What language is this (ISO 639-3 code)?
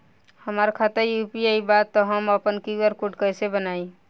bho